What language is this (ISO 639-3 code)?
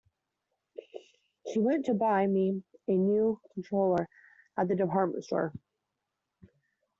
eng